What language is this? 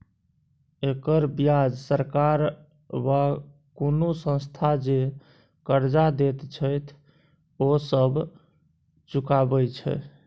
Maithili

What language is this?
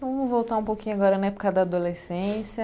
Portuguese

